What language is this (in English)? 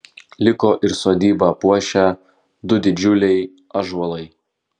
Lithuanian